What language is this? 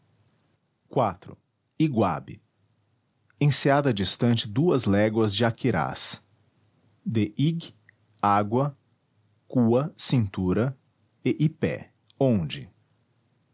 Portuguese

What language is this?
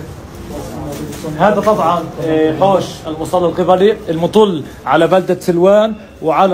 Arabic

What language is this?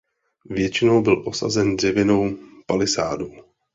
Czech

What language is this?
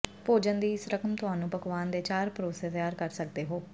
Punjabi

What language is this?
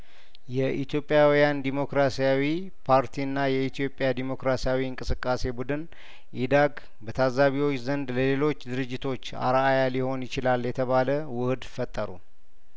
Amharic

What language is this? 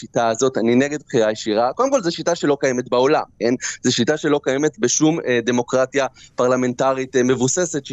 Hebrew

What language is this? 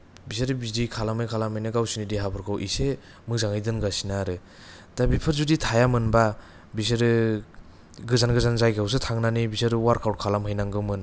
Bodo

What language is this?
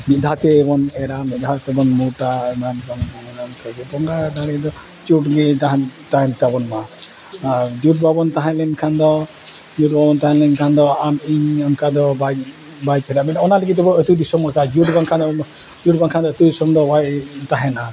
Santali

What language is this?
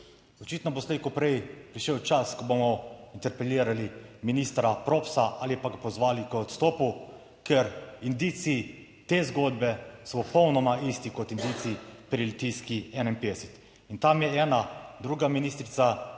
Slovenian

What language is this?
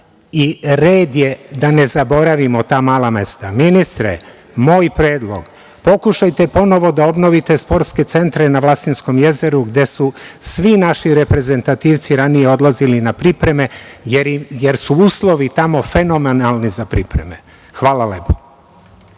Serbian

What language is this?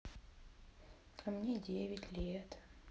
Russian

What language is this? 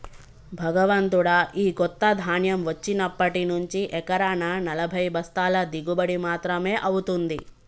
Telugu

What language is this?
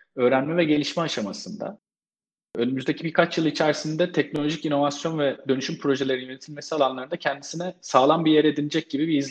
Turkish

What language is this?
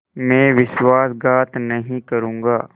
Hindi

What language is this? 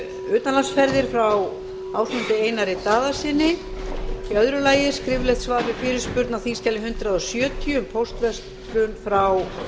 Icelandic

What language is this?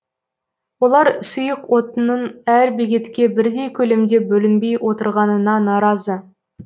Kazakh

